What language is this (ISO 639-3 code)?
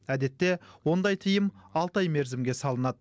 kaz